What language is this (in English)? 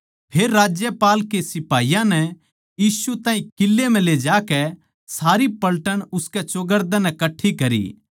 Haryanvi